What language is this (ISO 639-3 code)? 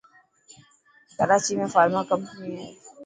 mki